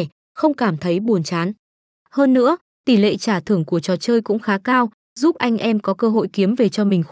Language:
Vietnamese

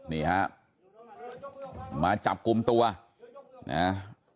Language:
Thai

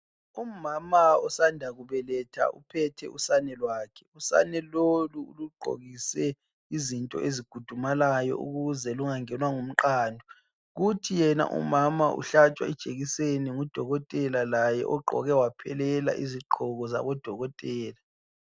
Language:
North Ndebele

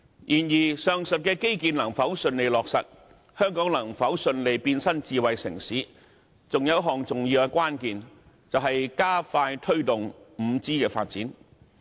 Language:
Cantonese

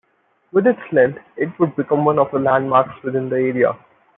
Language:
English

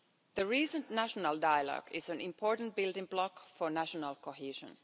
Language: English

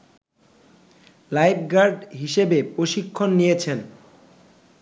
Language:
Bangla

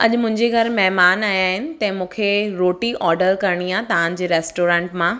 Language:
Sindhi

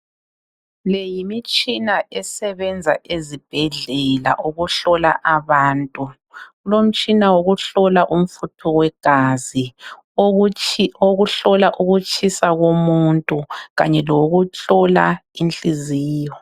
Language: North Ndebele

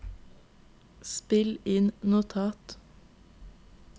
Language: Norwegian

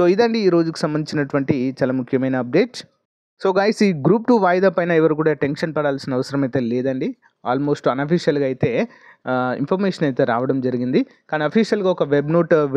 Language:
Telugu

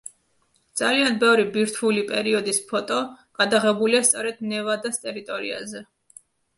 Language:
Georgian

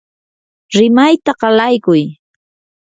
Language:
Yanahuanca Pasco Quechua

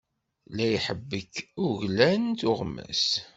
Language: Kabyle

